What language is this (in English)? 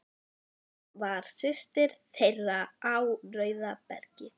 Icelandic